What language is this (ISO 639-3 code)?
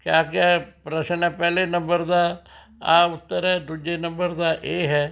pan